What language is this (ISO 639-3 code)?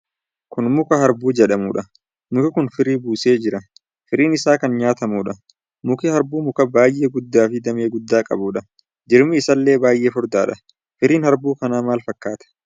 orm